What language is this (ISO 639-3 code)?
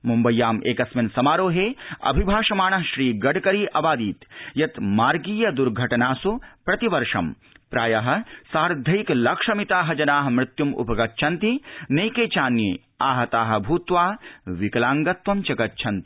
san